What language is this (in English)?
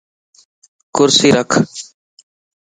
Lasi